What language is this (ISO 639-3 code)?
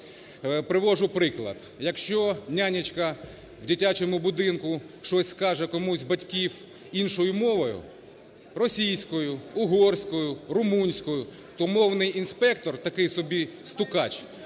ukr